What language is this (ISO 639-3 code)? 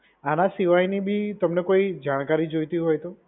guj